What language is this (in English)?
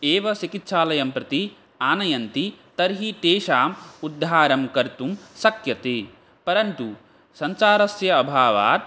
Sanskrit